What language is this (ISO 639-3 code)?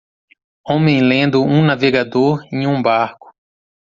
por